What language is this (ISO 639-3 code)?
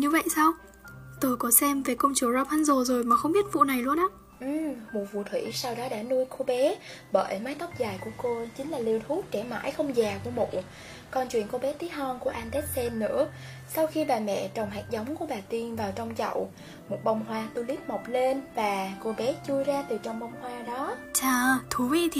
vie